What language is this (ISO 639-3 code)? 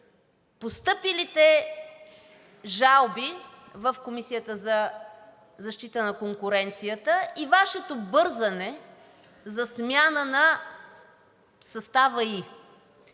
bul